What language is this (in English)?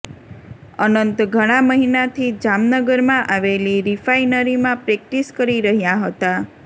Gujarati